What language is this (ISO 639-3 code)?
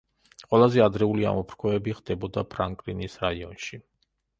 kat